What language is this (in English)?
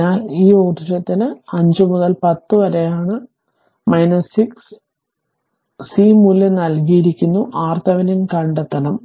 Malayalam